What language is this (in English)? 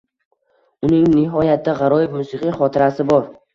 Uzbek